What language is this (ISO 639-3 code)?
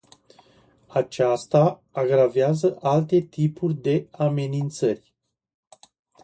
ron